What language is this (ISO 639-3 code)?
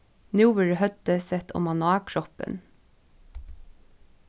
fao